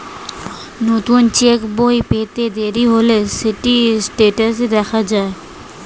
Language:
Bangla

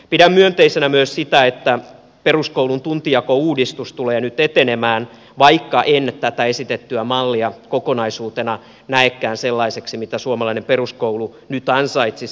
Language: Finnish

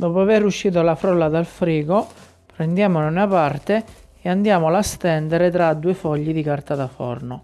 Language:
Italian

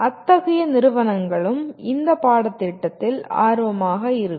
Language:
Tamil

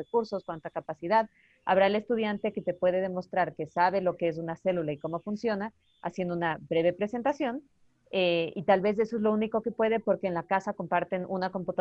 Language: Spanish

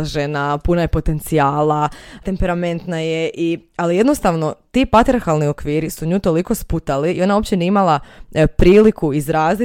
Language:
Croatian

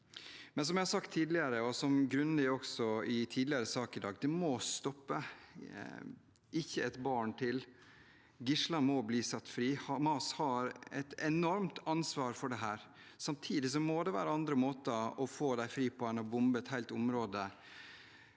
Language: Norwegian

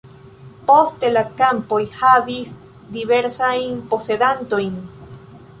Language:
Esperanto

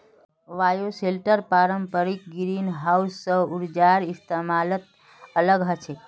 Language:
Magahi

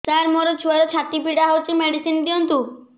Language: Odia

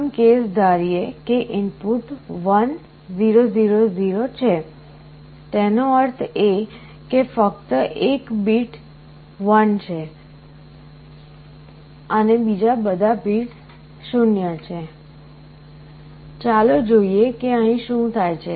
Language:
Gujarati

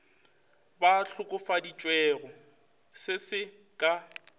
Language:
Northern Sotho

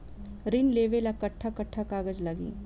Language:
Bhojpuri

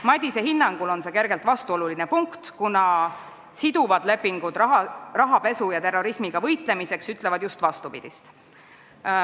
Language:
Estonian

